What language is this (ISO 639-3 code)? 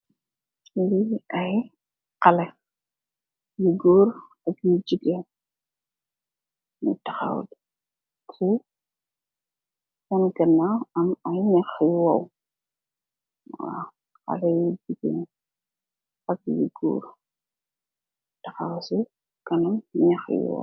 wol